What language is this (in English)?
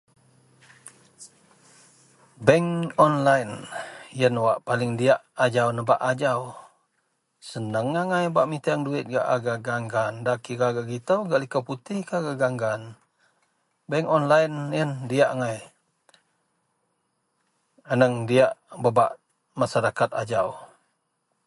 Central Melanau